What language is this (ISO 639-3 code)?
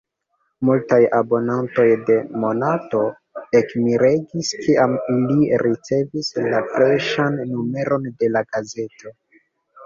epo